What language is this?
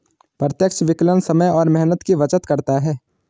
Hindi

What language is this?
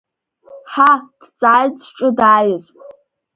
Abkhazian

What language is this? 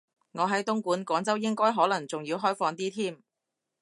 Cantonese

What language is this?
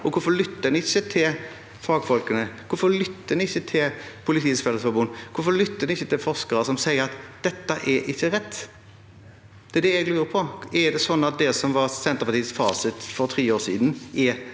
Norwegian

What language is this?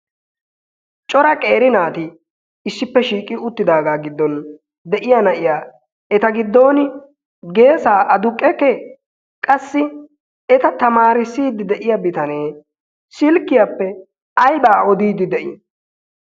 Wolaytta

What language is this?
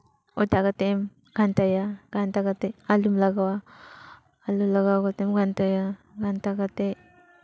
Santali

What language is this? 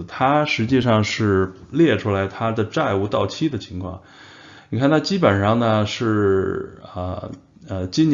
Chinese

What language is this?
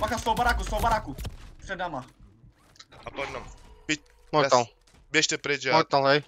Czech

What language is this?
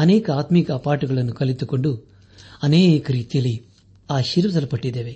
Kannada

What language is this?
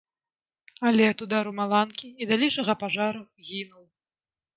Belarusian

